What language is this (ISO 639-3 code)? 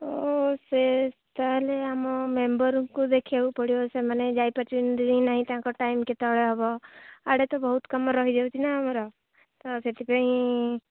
ori